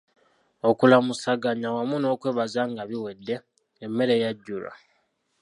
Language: Ganda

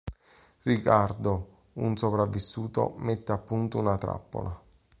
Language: Italian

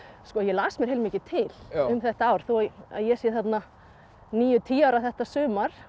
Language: Icelandic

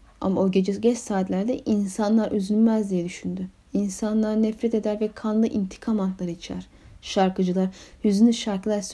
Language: Turkish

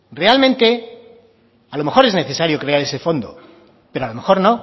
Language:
Spanish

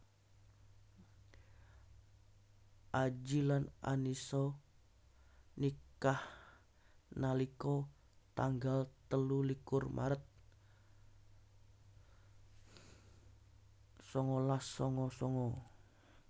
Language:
Javanese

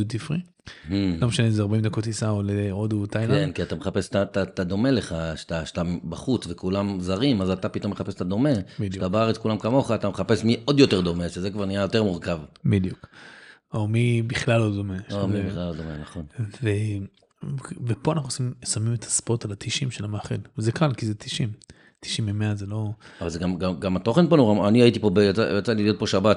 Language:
Hebrew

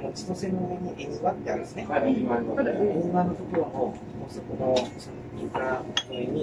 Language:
Japanese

